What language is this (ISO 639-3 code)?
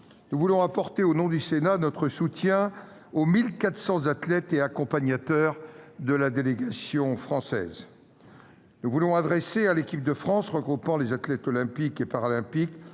fra